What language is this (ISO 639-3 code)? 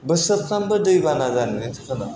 brx